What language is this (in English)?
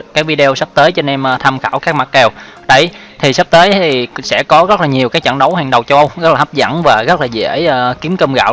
Vietnamese